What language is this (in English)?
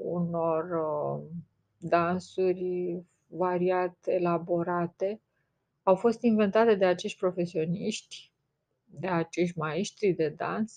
Romanian